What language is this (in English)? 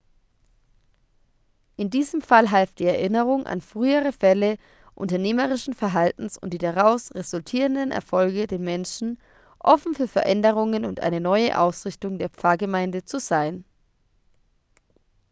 German